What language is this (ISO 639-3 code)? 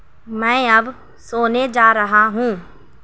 urd